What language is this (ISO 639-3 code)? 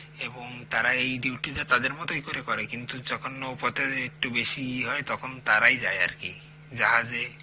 ben